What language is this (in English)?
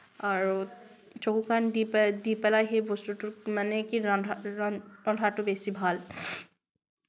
Assamese